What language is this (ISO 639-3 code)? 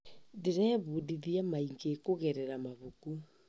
kik